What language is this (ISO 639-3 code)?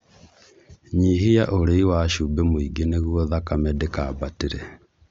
kik